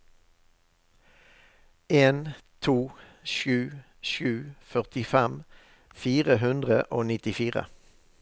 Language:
Norwegian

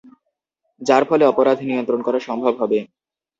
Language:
Bangla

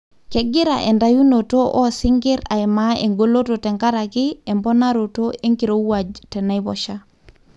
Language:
Masai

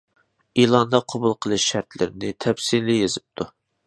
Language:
Uyghur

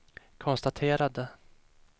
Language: Swedish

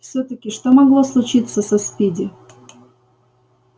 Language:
Russian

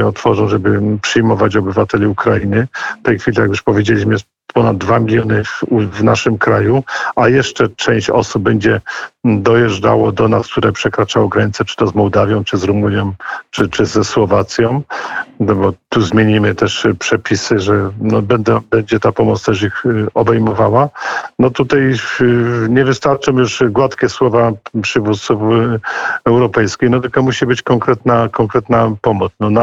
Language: Polish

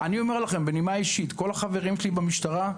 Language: Hebrew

